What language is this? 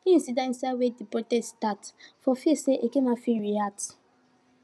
Nigerian Pidgin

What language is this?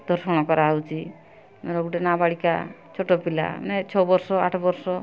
Odia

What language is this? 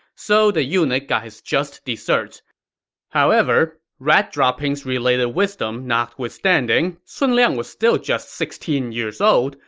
English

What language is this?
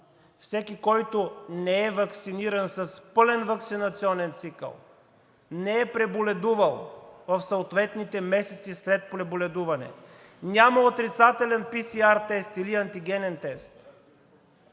Bulgarian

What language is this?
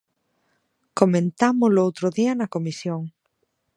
Galician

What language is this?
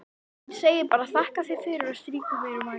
Icelandic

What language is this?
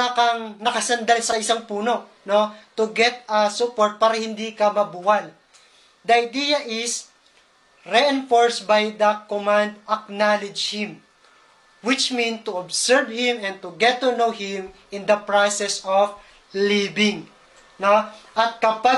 Filipino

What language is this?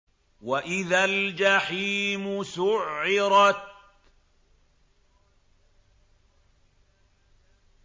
Arabic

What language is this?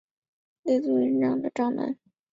Chinese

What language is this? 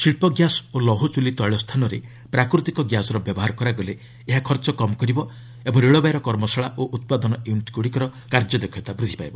Odia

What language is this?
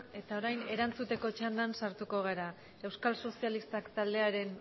Basque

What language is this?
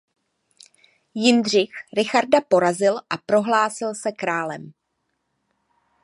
Czech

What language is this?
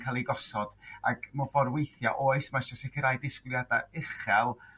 Welsh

